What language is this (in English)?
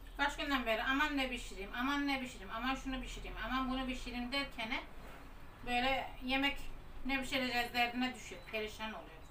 Turkish